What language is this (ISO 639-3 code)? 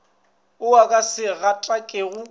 nso